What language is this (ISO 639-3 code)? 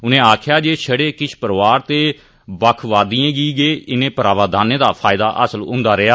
doi